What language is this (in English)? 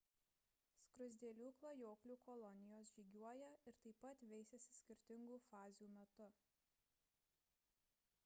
Lithuanian